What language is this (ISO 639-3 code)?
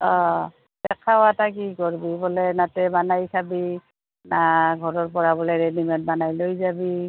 asm